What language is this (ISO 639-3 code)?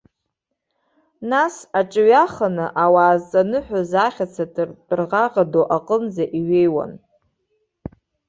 abk